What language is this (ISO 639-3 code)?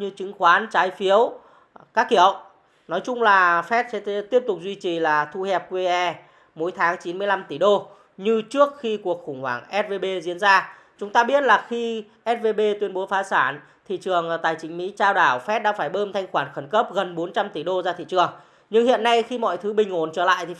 vie